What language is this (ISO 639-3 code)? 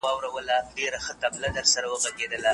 pus